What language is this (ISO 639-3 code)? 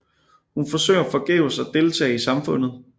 dan